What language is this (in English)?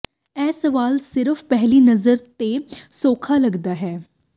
Punjabi